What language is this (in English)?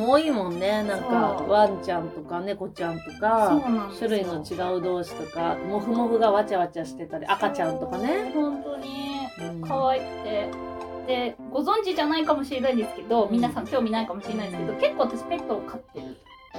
Japanese